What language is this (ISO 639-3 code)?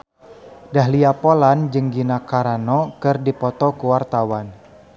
sun